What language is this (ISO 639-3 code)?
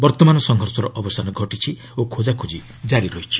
ori